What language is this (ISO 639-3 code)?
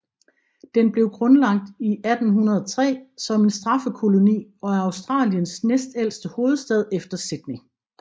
dan